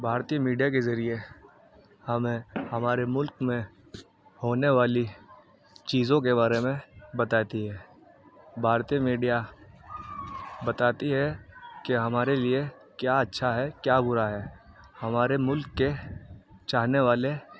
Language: Urdu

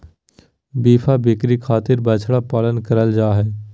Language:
Magahi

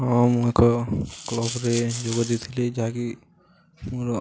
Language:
Odia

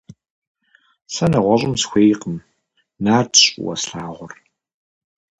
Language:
Kabardian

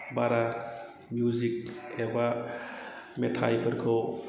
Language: Bodo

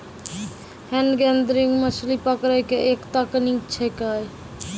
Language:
Maithili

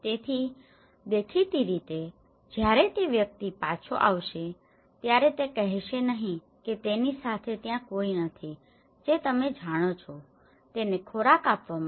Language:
Gujarati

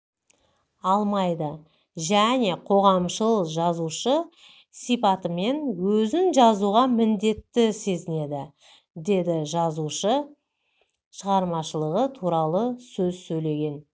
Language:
Kazakh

